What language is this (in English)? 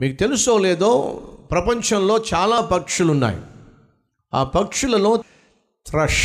Telugu